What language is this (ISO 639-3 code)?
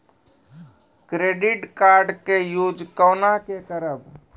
mai